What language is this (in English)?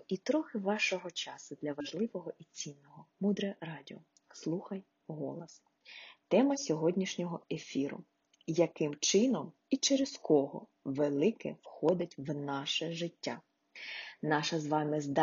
Ukrainian